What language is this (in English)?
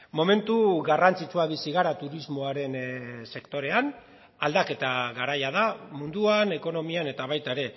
Basque